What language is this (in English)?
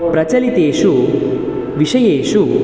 Sanskrit